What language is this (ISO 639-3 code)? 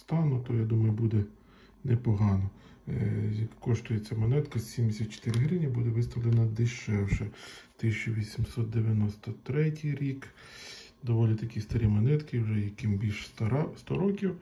ukr